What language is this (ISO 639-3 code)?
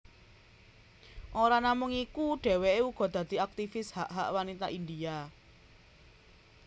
jav